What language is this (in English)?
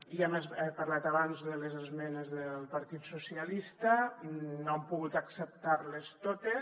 Catalan